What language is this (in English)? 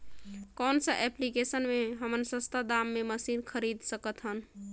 Chhattisgarhi